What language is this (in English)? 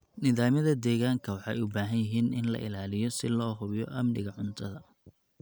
Somali